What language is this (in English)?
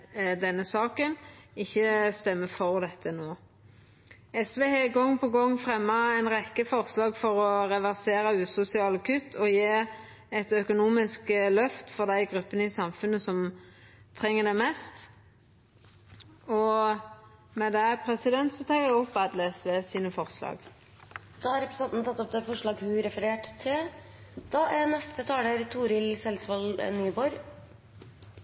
Norwegian